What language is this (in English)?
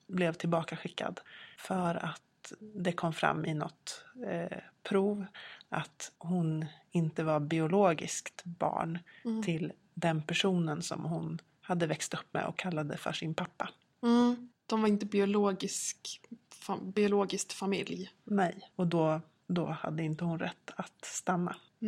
Swedish